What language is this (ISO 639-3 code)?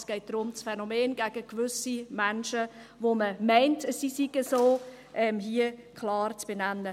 gsw